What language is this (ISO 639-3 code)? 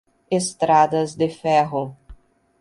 por